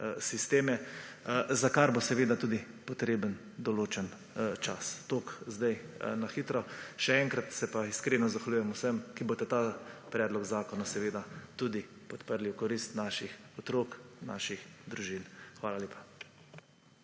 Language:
Slovenian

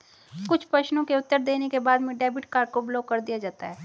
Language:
Hindi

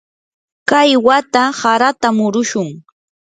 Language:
Yanahuanca Pasco Quechua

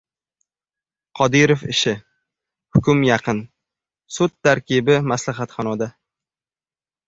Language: Uzbek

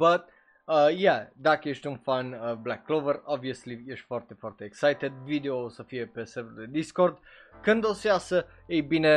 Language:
Romanian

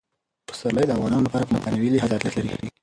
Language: Pashto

